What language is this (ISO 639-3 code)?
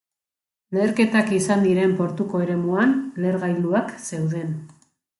eus